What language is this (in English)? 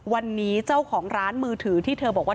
Thai